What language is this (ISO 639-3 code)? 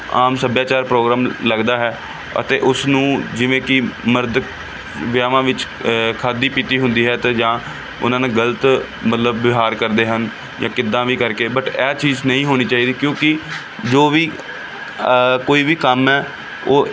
pan